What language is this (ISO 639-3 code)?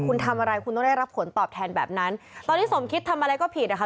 tha